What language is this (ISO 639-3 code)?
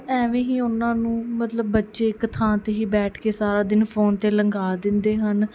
pan